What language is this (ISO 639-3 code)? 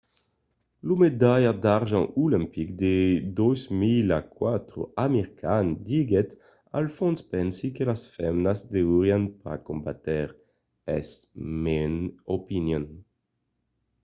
oci